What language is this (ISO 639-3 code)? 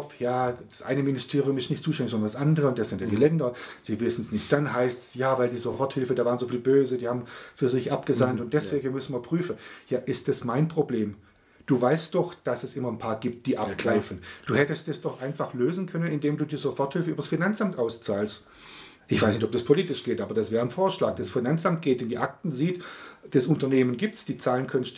deu